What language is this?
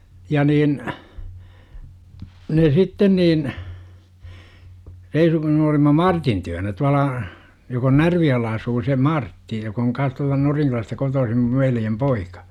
Finnish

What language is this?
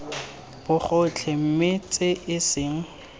Tswana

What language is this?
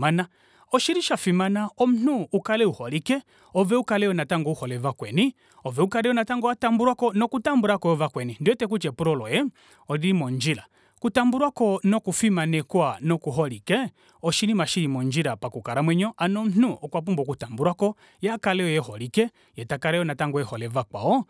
Kuanyama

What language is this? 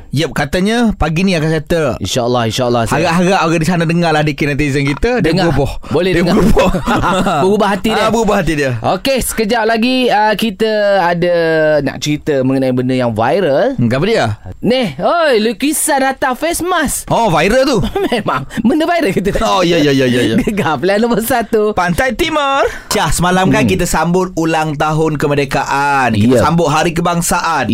Malay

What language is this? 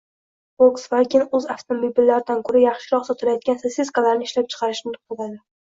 Uzbek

